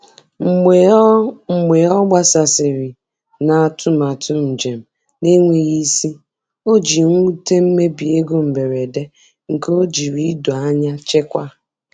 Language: Igbo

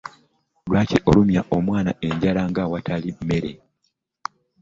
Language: Ganda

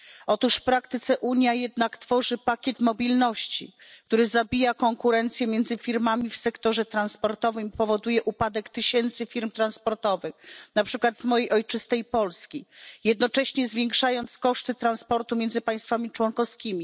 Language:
Polish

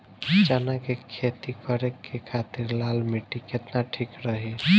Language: Bhojpuri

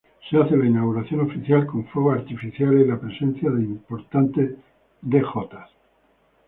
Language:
Spanish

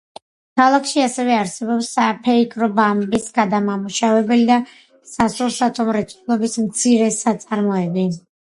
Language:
Georgian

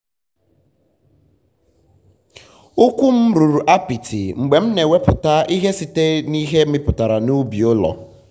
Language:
Igbo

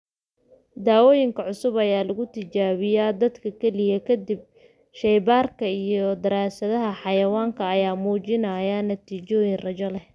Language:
Somali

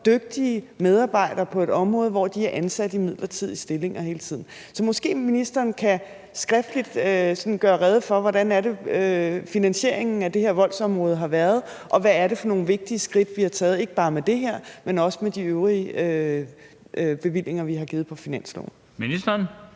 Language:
Danish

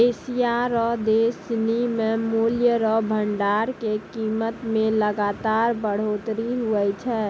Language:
Maithili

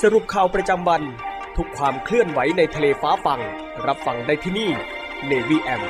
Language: Thai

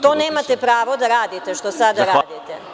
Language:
Serbian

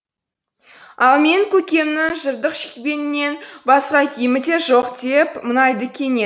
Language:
Kazakh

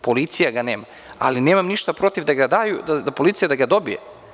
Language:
Serbian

